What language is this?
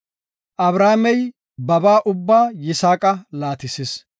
Gofa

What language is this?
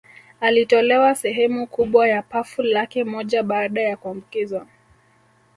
Swahili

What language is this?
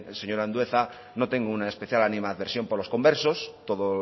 Spanish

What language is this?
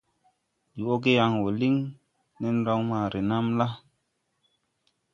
Tupuri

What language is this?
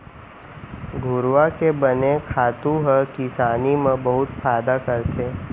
Chhattisgarhi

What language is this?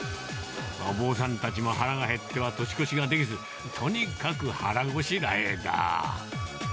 Japanese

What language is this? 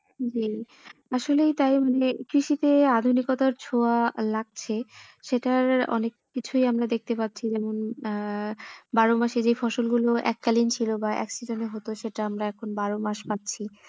Bangla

